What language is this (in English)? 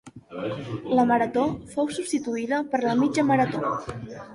Catalan